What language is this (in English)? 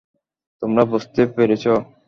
Bangla